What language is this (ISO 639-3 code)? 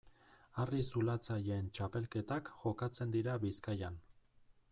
eus